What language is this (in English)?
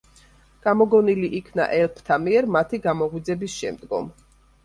Georgian